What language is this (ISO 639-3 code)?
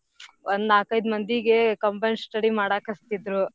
kan